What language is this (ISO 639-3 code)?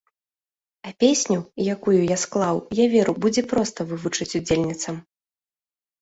bel